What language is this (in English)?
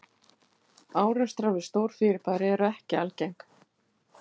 Icelandic